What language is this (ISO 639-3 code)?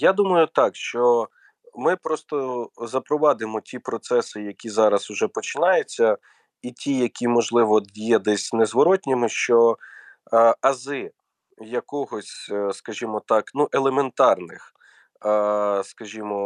ukr